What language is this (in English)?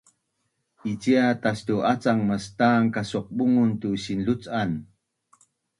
Bunun